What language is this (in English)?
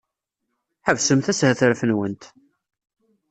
Kabyle